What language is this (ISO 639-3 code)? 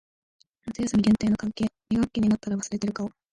jpn